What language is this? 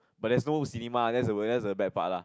English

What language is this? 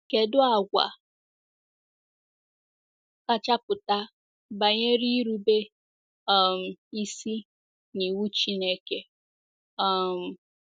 Igbo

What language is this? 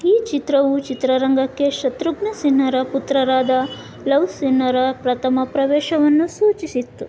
Kannada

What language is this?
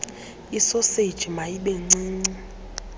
Xhosa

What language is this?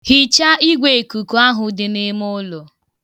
Igbo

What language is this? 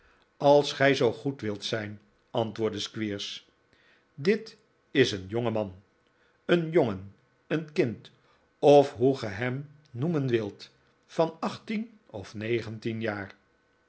Dutch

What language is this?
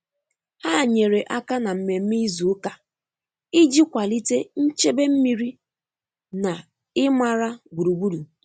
Igbo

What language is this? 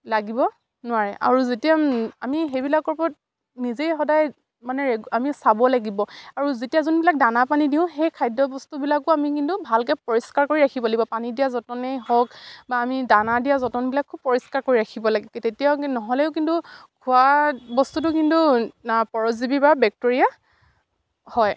Assamese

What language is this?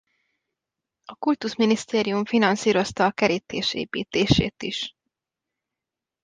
Hungarian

